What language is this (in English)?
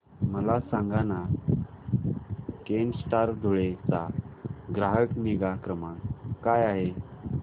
Marathi